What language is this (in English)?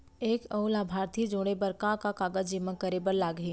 Chhattisgarhi